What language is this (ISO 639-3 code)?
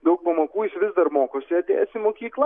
lit